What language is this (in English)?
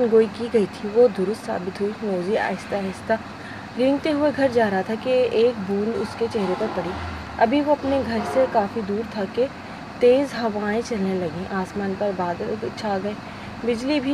Urdu